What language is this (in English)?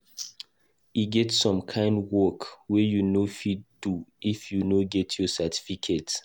Nigerian Pidgin